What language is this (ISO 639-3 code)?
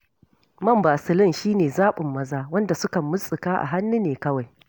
hau